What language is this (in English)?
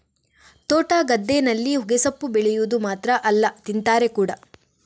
Kannada